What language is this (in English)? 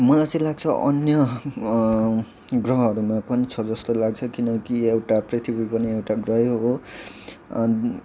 Nepali